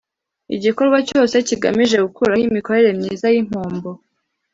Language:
Kinyarwanda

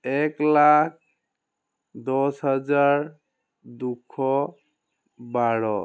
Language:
Assamese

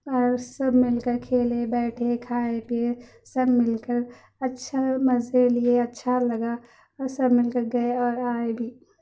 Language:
Urdu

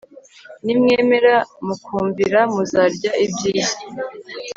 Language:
Kinyarwanda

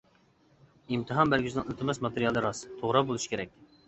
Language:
Uyghur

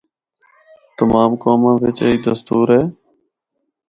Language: Northern Hindko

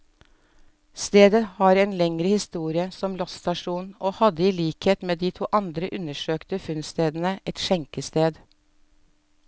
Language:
Norwegian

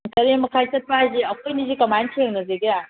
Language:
Manipuri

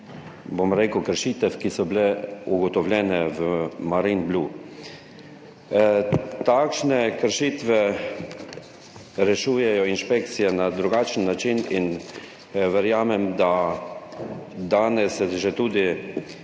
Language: Slovenian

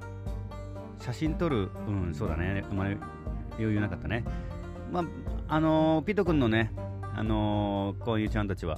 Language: Japanese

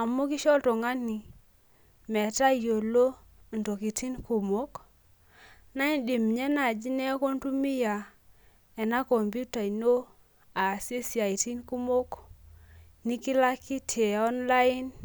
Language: Masai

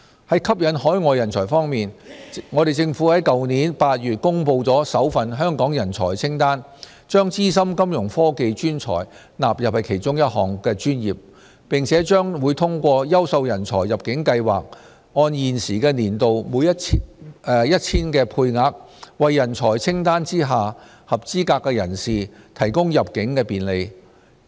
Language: Cantonese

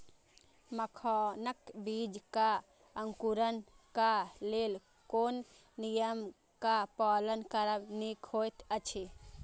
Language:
Maithili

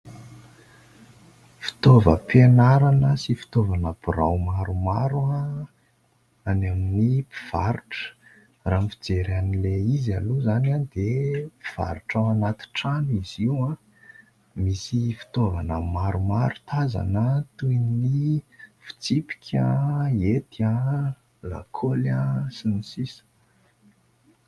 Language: Malagasy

